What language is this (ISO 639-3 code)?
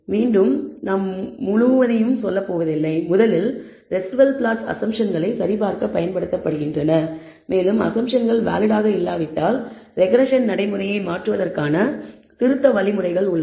tam